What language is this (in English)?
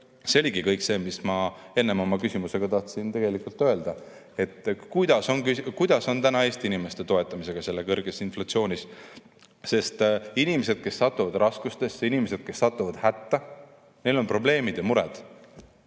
Estonian